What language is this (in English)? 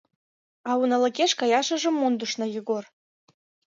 Mari